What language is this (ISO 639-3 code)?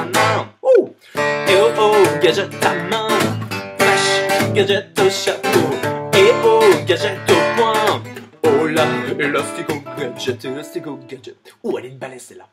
fra